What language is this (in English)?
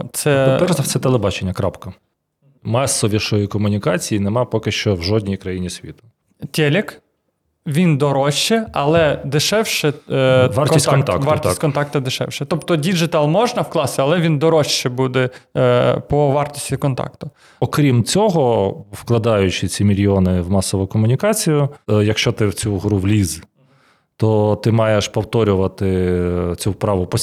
Ukrainian